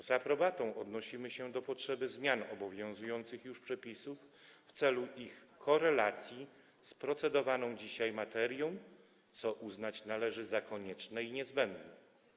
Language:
Polish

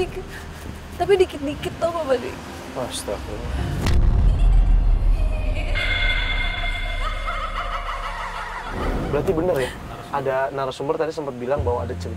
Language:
Indonesian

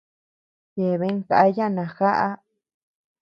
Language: Tepeuxila Cuicatec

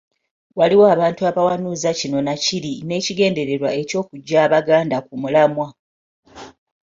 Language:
Ganda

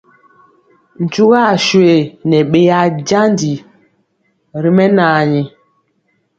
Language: Mpiemo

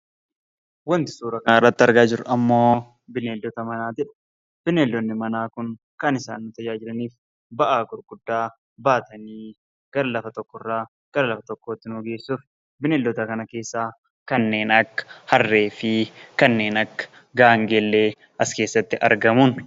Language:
Oromo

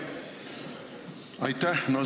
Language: Estonian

